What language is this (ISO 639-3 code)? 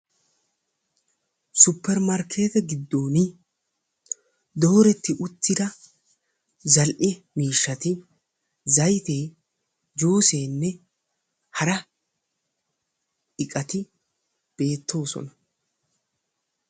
wal